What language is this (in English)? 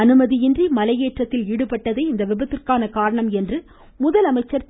Tamil